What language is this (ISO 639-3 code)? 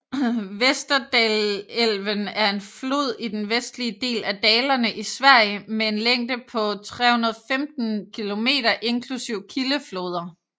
dan